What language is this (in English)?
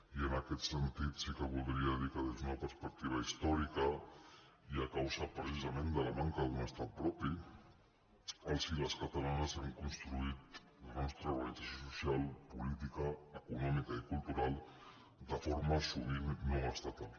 Catalan